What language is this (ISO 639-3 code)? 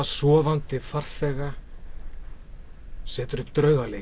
isl